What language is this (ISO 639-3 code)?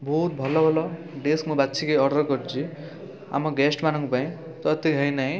ori